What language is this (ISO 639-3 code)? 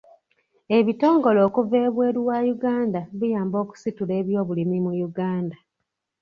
lug